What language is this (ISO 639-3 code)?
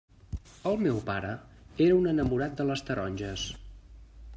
cat